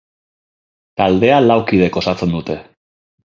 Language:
Basque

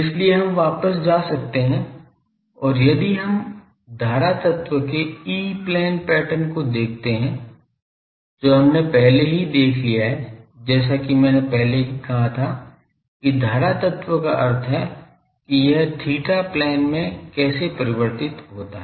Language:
Hindi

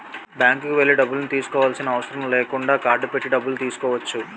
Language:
Telugu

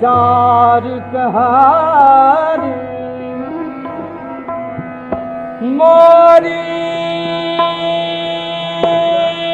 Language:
Malayalam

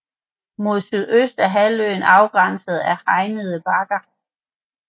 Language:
Danish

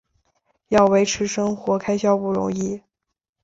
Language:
Chinese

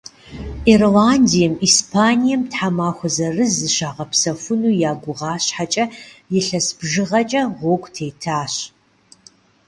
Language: Kabardian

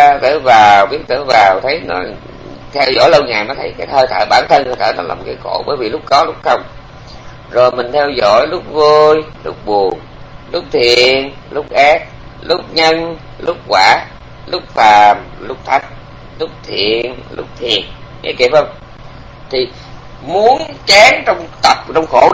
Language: Vietnamese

